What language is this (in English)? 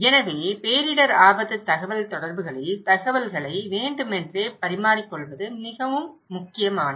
Tamil